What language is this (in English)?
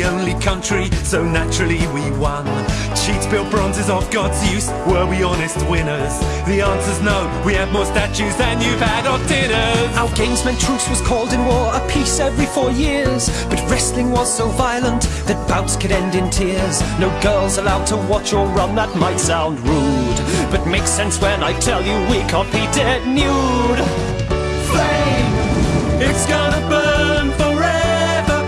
English